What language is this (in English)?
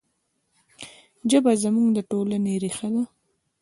Pashto